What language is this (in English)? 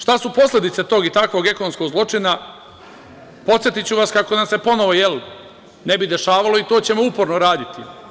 Serbian